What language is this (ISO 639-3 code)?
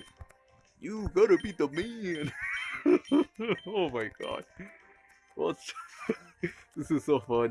eng